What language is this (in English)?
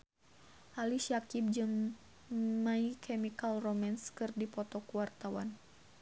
Sundanese